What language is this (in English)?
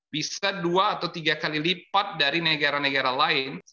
Indonesian